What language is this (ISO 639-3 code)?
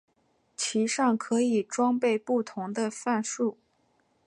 zho